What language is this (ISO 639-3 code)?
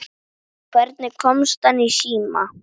isl